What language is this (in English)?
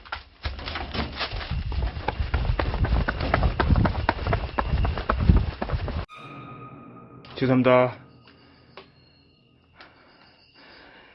Korean